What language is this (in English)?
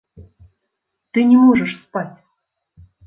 Belarusian